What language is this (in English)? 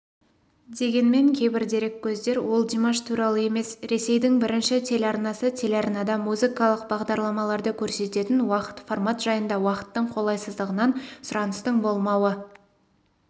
Kazakh